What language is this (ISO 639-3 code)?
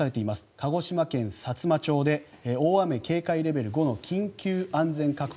jpn